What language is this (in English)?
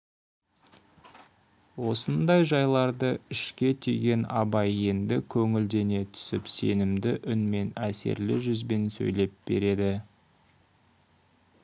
Kazakh